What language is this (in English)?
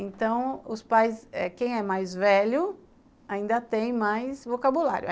Portuguese